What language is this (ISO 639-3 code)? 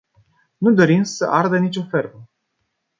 ron